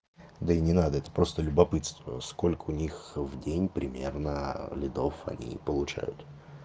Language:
Russian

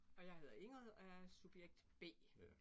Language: Danish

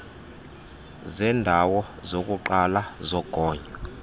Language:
Xhosa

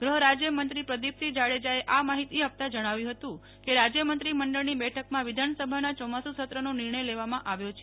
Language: Gujarati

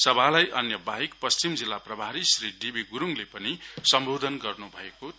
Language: Nepali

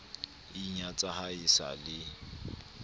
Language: Southern Sotho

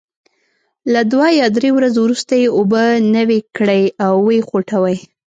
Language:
Pashto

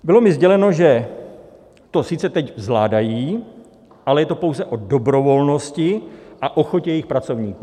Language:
Czech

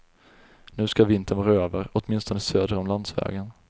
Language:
Swedish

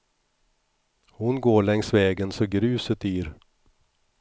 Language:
Swedish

